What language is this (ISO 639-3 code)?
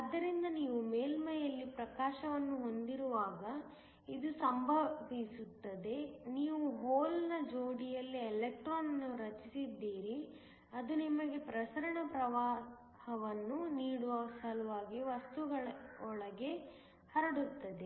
kan